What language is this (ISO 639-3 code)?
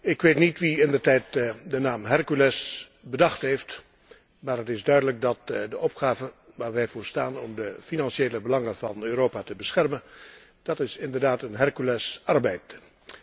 nld